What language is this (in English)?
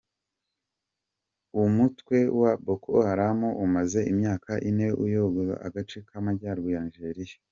Kinyarwanda